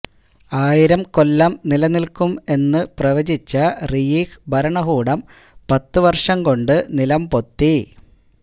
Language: Malayalam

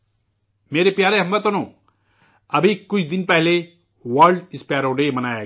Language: Urdu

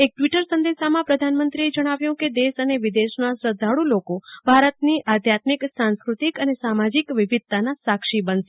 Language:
Gujarati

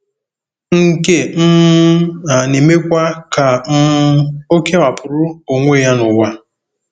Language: Igbo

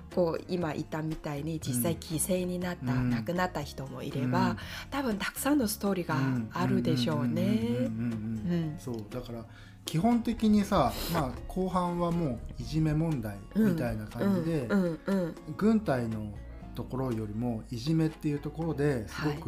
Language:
Japanese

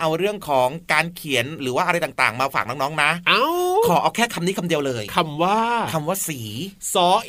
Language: Thai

